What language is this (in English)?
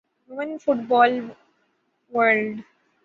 Urdu